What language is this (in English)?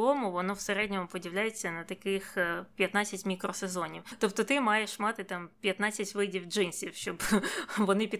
Ukrainian